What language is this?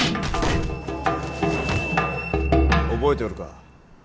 Japanese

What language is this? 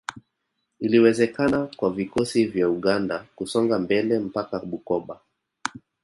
Swahili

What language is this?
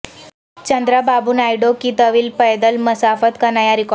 Urdu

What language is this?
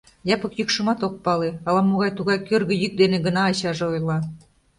Mari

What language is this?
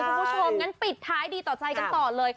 Thai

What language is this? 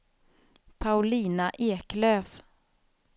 Swedish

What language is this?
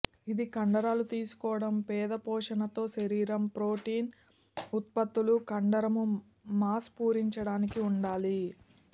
Telugu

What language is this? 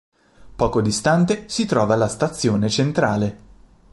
Italian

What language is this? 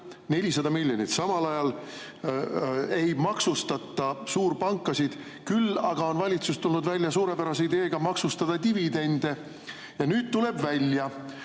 Estonian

